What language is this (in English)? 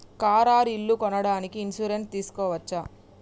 Telugu